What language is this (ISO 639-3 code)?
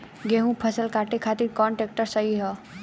bho